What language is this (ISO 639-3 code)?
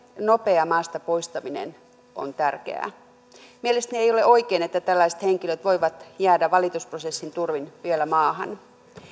fin